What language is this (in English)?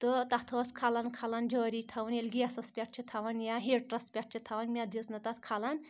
Kashmiri